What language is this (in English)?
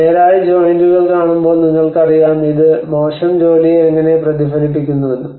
Malayalam